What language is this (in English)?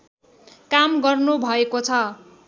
Nepali